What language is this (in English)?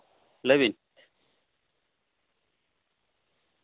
Santali